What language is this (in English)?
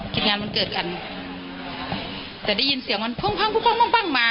Thai